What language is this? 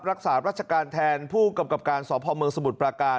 Thai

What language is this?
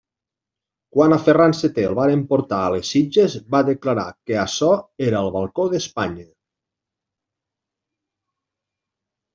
Catalan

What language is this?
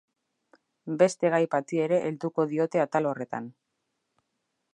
Basque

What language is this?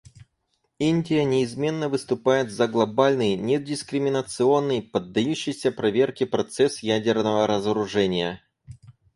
Russian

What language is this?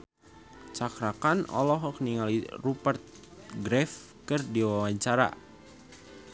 Sundanese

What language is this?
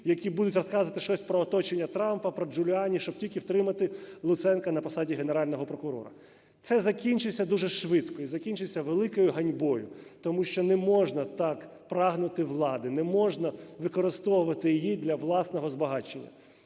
Ukrainian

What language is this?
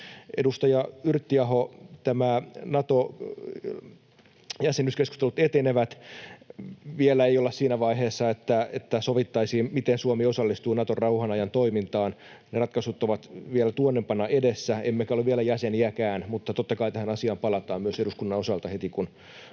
Finnish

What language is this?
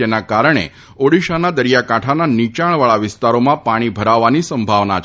Gujarati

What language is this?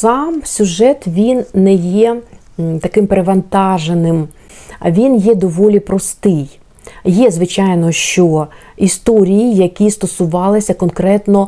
Ukrainian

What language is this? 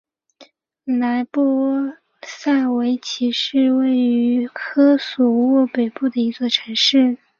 Chinese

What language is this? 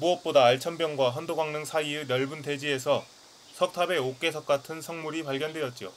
Korean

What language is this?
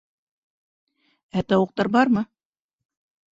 Bashkir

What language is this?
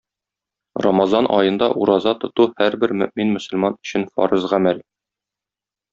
Tatar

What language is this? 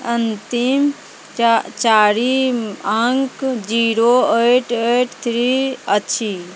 Maithili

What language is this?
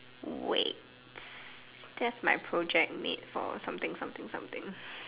English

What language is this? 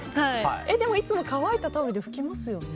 Japanese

